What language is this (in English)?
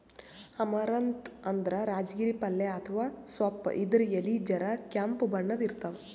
Kannada